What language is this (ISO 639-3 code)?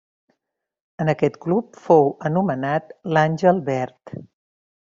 cat